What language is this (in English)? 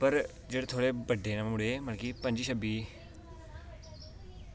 Dogri